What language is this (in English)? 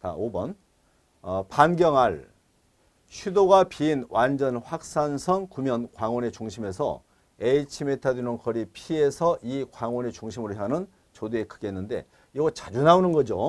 Korean